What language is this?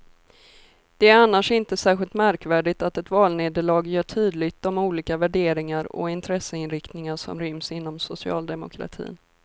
Swedish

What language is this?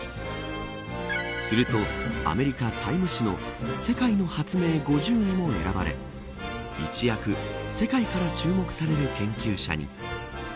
Japanese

